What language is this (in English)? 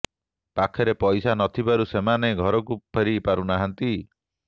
Odia